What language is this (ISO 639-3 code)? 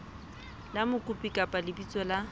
sot